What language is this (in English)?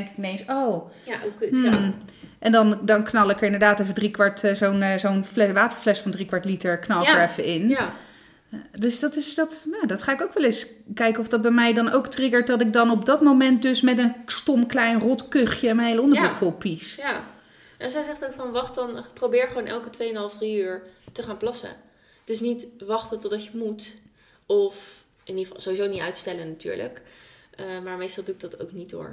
Dutch